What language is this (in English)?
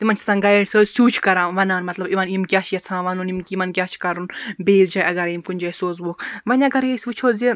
Kashmiri